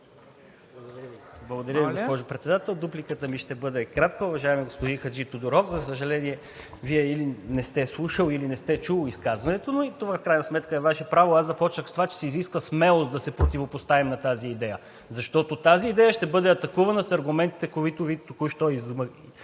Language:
Bulgarian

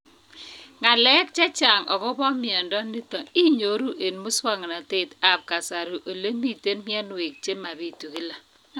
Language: Kalenjin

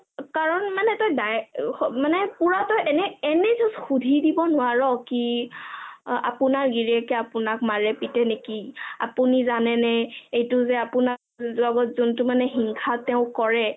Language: Assamese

